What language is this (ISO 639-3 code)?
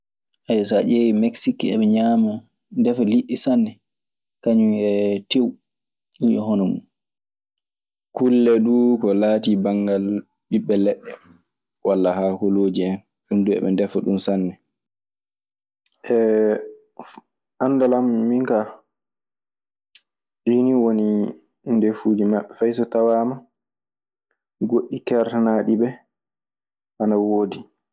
ffm